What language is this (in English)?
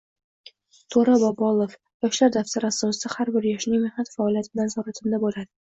Uzbek